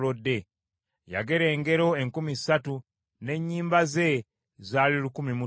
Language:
Ganda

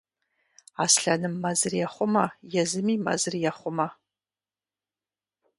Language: Kabardian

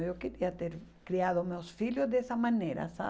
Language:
Portuguese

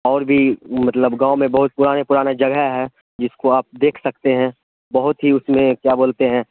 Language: Urdu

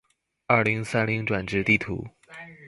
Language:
Chinese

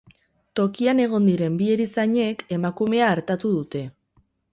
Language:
Basque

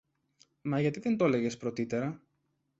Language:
Greek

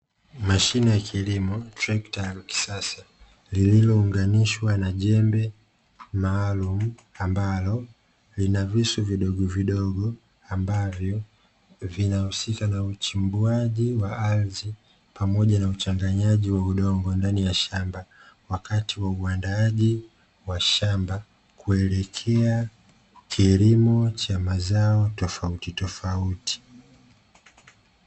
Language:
Swahili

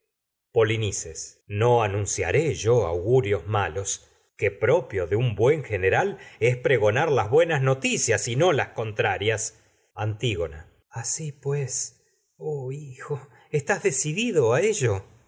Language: Spanish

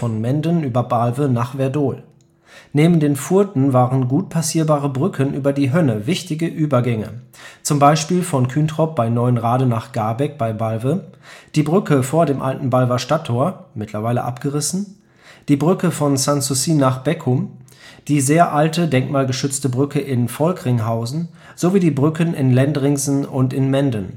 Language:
German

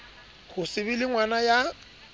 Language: Southern Sotho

